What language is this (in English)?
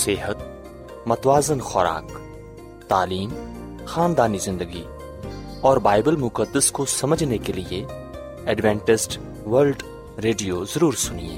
Urdu